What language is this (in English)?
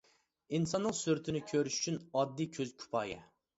Uyghur